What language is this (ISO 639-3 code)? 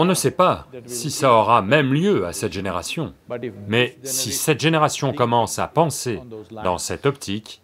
fra